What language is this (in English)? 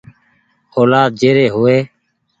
Goaria